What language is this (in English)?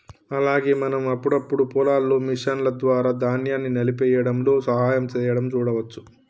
Telugu